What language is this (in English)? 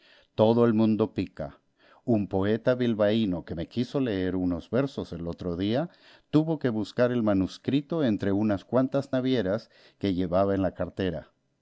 Spanish